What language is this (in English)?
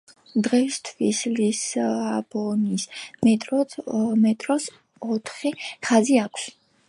Georgian